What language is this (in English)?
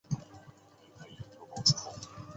Chinese